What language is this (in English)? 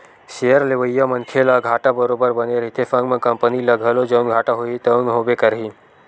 Chhattisgarhi